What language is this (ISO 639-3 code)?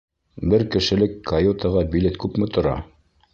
bak